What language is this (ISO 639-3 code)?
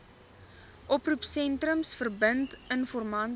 afr